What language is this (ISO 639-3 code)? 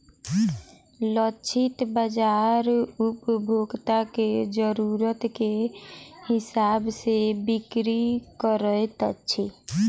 mai